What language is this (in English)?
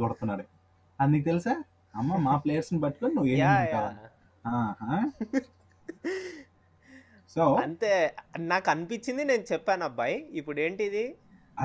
Telugu